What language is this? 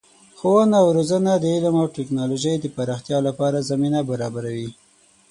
Pashto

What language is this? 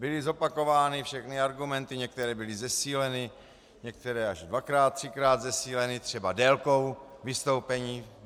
Czech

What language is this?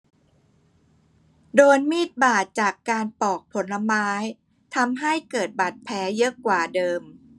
Thai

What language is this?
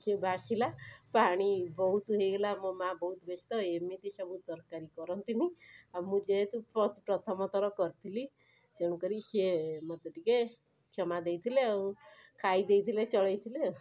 Odia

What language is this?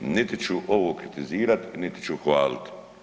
Croatian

